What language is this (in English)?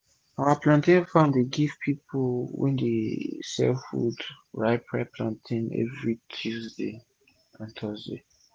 Nigerian Pidgin